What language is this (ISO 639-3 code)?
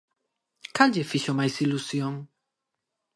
glg